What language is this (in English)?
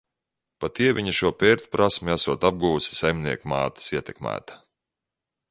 Latvian